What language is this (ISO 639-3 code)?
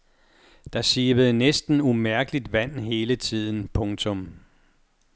dan